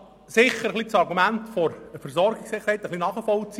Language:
Swiss German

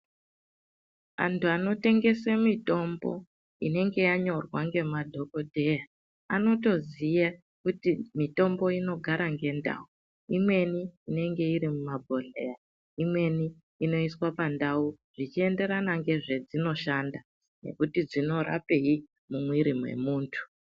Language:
Ndau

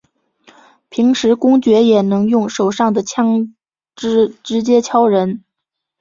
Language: Chinese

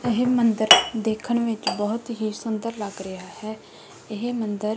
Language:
Punjabi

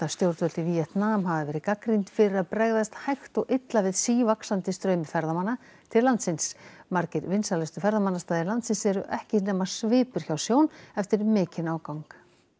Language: Icelandic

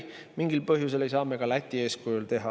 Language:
Estonian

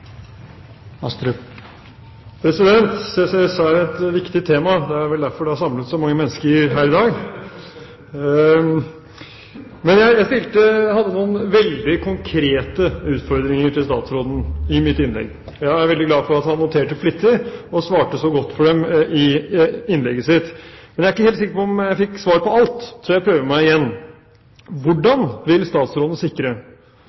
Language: Norwegian Nynorsk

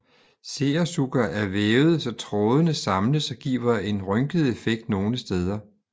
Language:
Danish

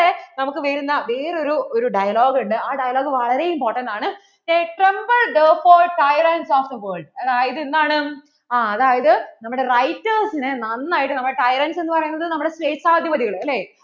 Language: Malayalam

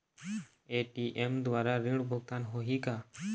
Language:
Chhattisgarhi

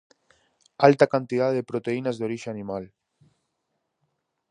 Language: Galician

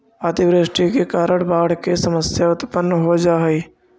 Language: Magahi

